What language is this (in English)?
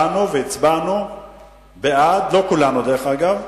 Hebrew